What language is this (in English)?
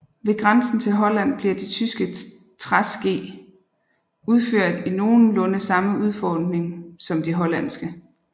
Danish